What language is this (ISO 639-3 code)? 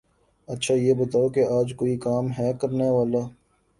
urd